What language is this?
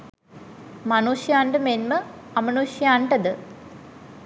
Sinhala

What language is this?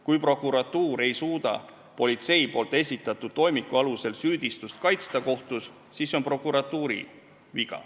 Estonian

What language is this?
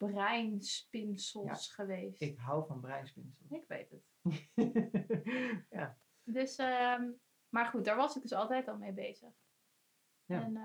Dutch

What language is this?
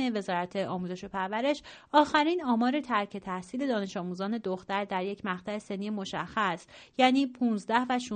Persian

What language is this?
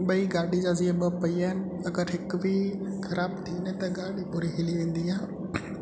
Sindhi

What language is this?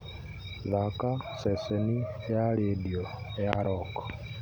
Kikuyu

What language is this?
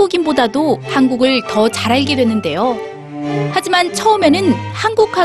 Korean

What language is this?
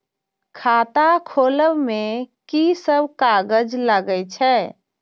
Maithili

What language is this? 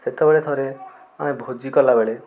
Odia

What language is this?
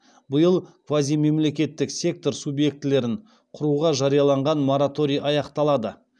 Kazakh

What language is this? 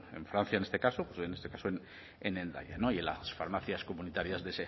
Spanish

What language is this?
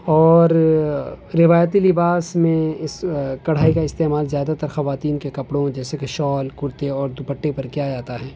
Urdu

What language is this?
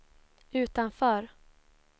Swedish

